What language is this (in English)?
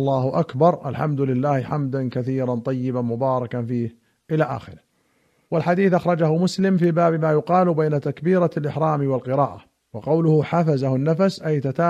Arabic